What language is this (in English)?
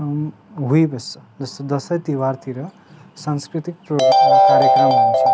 Nepali